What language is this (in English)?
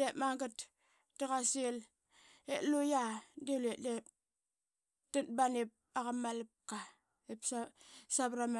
Qaqet